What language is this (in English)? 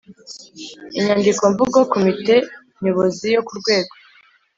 Kinyarwanda